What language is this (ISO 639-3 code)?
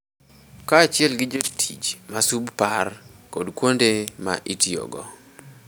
luo